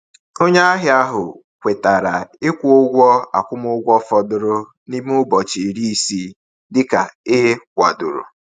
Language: Igbo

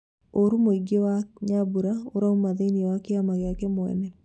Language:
Kikuyu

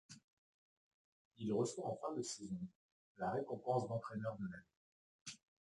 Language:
French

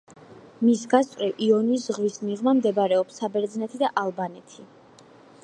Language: Georgian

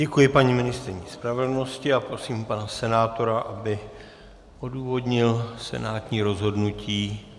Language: Czech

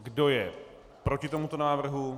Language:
Czech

